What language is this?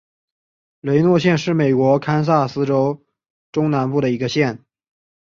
Chinese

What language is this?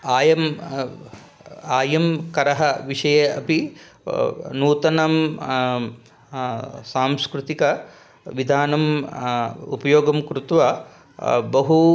Sanskrit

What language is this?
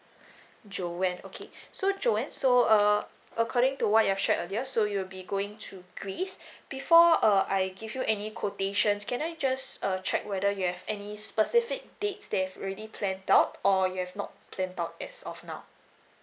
English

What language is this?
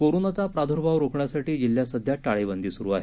Marathi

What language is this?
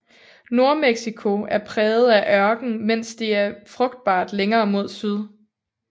Danish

